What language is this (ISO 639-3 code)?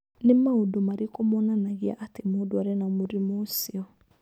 kik